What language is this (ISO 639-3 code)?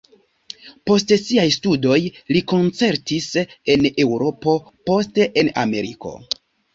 epo